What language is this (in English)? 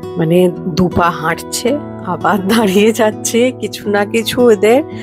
Hindi